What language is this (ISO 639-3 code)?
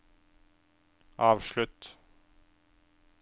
nor